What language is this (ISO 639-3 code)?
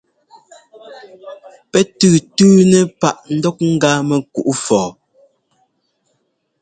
jgo